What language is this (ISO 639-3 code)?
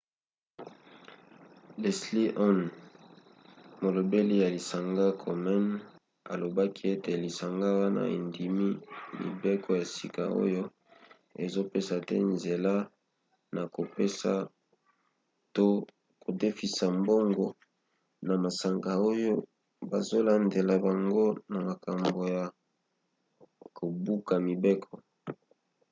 lin